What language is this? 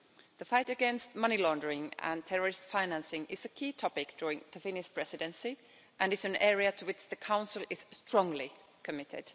English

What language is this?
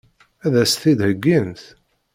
Kabyle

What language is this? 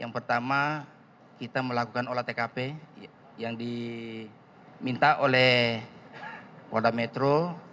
Indonesian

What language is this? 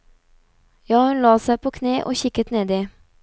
Norwegian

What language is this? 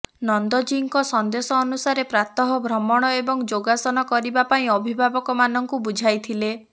Odia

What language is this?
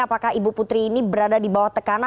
Indonesian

